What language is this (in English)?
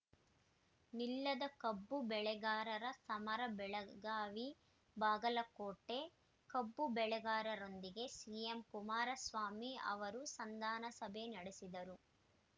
Kannada